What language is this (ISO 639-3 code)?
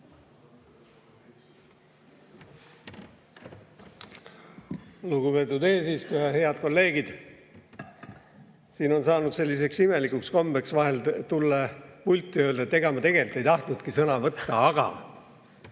est